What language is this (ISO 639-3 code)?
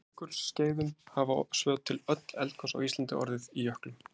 isl